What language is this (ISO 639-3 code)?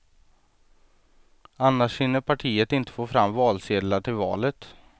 swe